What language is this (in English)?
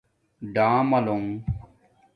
Domaaki